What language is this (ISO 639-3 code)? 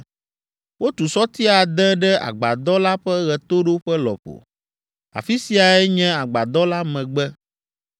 ewe